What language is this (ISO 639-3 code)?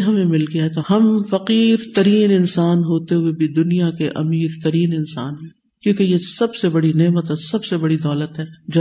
urd